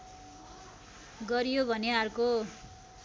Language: Nepali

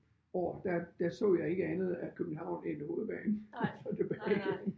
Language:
Danish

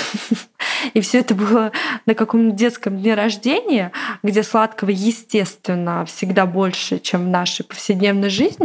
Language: Russian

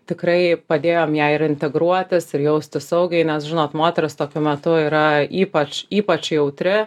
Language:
Lithuanian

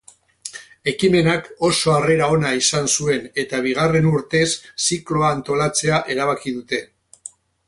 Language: Basque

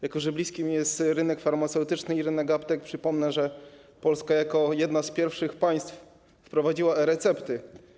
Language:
Polish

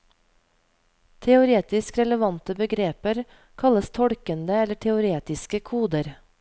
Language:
Norwegian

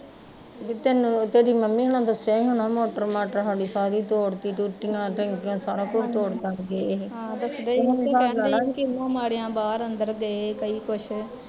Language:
Punjabi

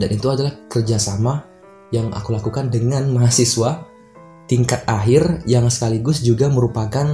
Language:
Indonesian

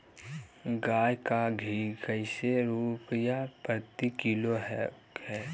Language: Magahi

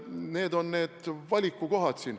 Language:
Estonian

